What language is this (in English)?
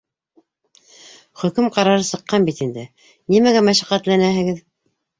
Bashkir